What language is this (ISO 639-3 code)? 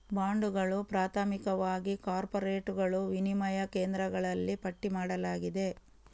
kan